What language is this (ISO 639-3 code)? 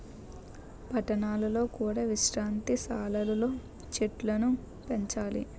tel